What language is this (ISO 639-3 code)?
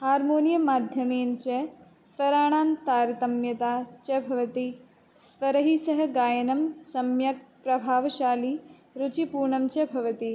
san